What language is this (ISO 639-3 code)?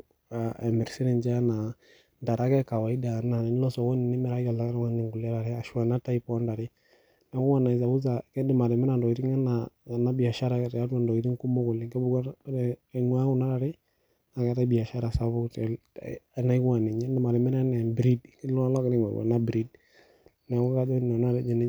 mas